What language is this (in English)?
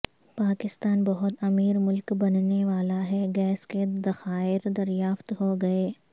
Urdu